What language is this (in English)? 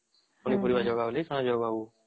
Odia